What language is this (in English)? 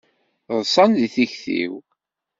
Kabyle